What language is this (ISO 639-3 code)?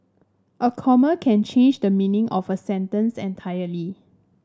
eng